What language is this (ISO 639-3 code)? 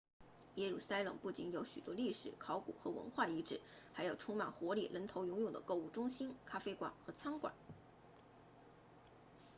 zho